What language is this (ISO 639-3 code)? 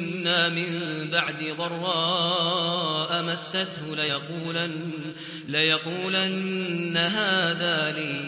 ara